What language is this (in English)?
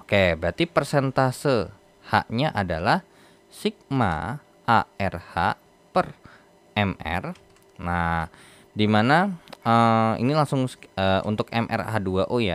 Indonesian